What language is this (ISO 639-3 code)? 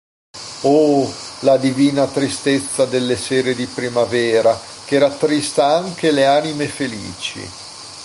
ita